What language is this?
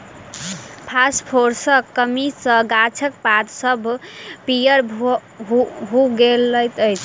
Maithili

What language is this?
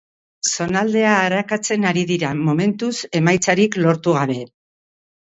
Basque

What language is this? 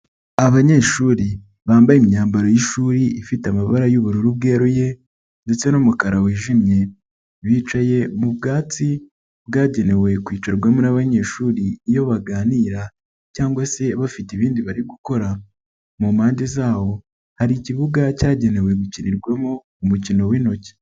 Kinyarwanda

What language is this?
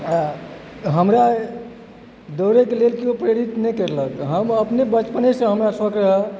Maithili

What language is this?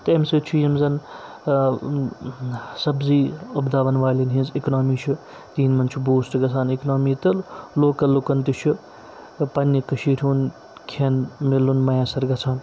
Kashmiri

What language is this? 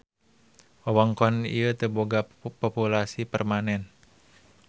Sundanese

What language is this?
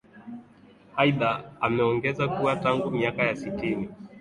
Swahili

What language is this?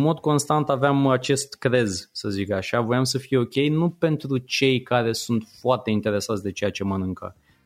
Romanian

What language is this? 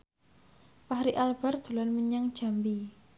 Javanese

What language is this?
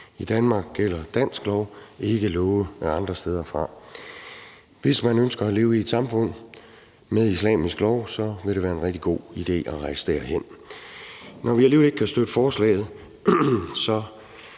Danish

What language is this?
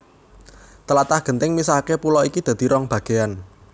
Javanese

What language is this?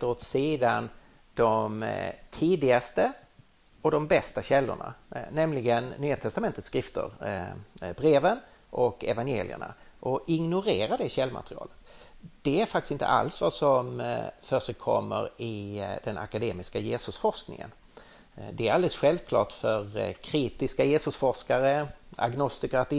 Swedish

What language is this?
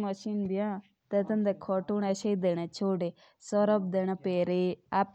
Jaunsari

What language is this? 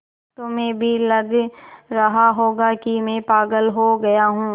Hindi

